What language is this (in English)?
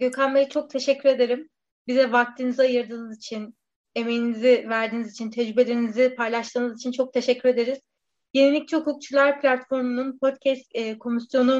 Turkish